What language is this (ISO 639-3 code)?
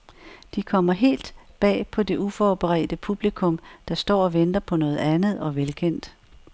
dan